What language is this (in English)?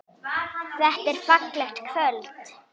Icelandic